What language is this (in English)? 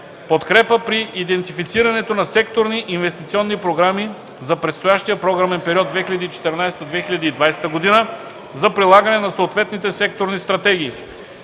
Bulgarian